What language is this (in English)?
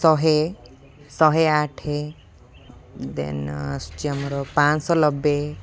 Odia